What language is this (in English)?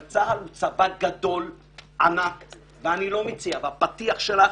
Hebrew